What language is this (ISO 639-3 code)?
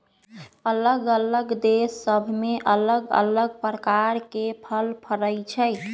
mag